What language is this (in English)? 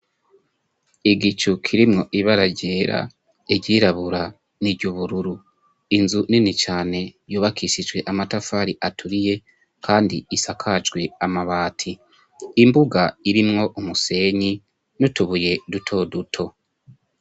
Rundi